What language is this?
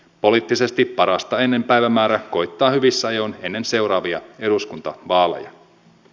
Finnish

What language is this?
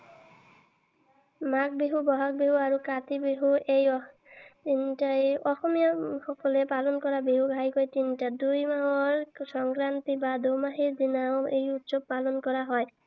Assamese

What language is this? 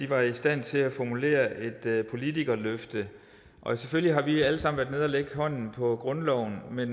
Danish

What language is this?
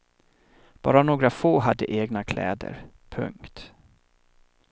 Swedish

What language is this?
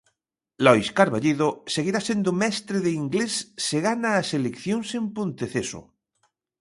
Galician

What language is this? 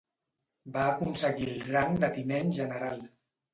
Catalan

